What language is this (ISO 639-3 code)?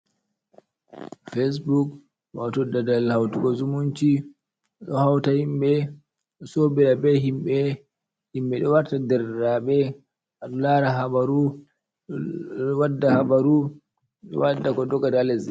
ful